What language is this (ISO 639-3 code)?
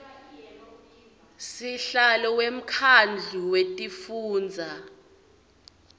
ssw